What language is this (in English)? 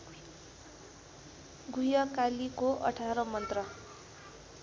Nepali